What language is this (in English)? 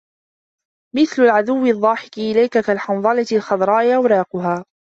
Arabic